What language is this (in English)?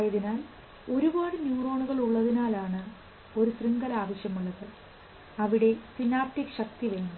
Malayalam